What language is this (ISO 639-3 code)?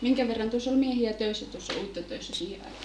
fin